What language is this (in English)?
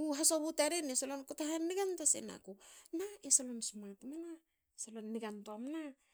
Hakö